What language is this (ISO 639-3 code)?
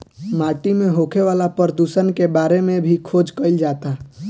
bho